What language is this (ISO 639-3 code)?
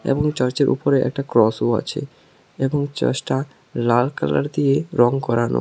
ben